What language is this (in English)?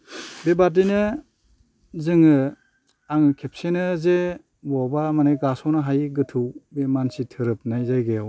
Bodo